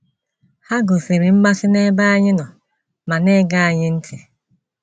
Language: Igbo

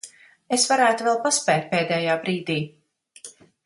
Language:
Latvian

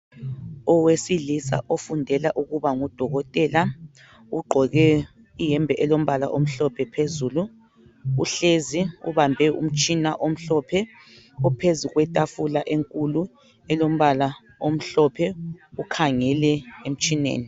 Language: North Ndebele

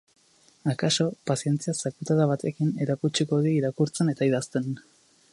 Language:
Basque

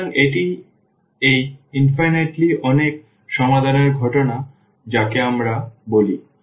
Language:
Bangla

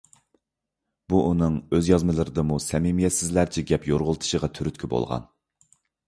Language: Uyghur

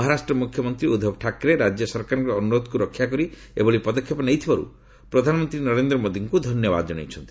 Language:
Odia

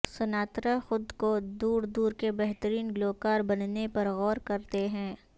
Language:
Urdu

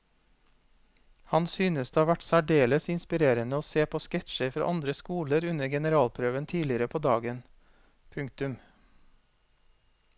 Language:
Norwegian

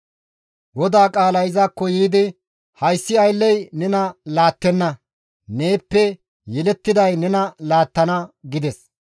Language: Gamo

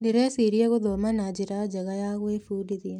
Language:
Kikuyu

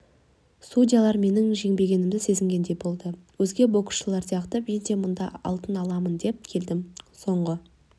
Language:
Kazakh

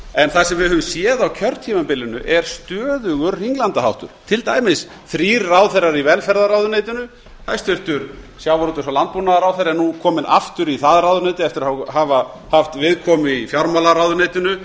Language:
Icelandic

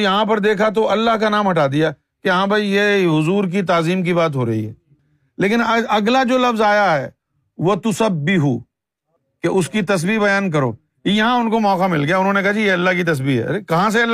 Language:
Urdu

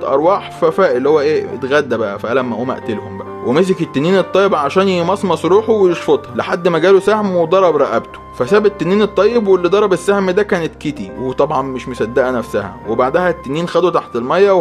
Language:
Arabic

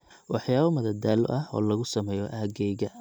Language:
Somali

